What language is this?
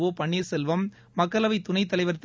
Tamil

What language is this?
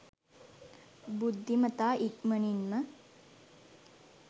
Sinhala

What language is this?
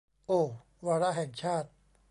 Thai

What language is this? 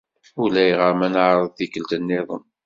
Kabyle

